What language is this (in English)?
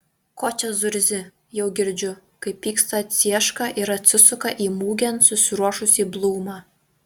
Lithuanian